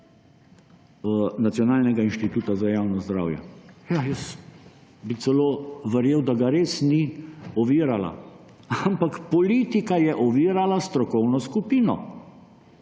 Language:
Slovenian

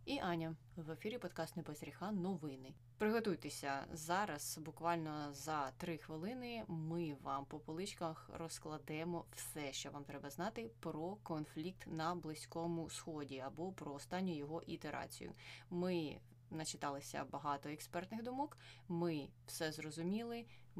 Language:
Ukrainian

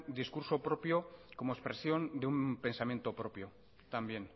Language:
Spanish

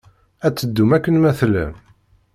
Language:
Kabyle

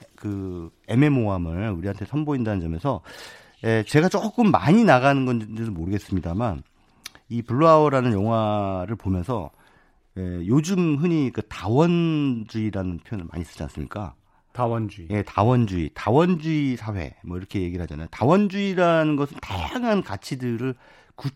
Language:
Korean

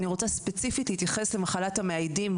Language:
Hebrew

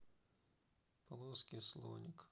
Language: Russian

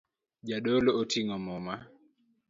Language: Luo (Kenya and Tanzania)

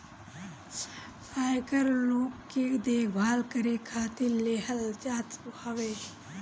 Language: Bhojpuri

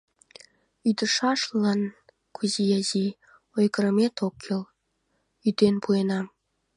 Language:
Mari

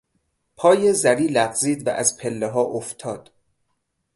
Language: Persian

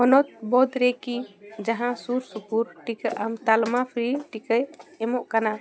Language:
Santali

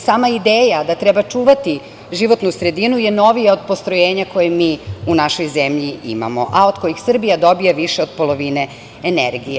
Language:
Serbian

